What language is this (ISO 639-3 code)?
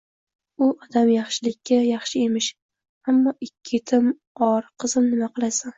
uzb